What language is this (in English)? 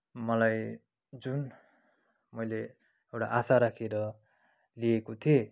Nepali